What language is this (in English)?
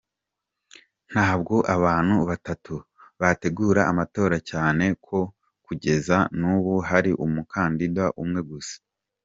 Kinyarwanda